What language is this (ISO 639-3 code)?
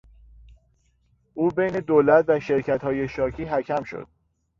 fas